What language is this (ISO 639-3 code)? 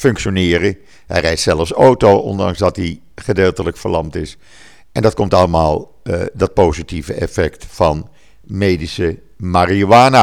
nld